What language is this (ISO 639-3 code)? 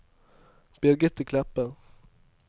nor